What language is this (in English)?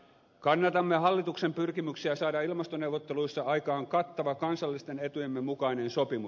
Finnish